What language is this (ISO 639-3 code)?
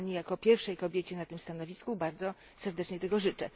pol